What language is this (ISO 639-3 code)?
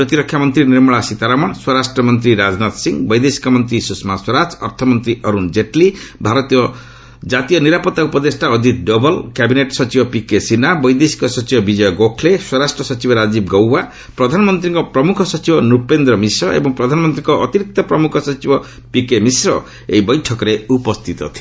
ori